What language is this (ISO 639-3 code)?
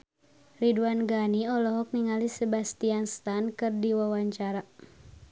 sun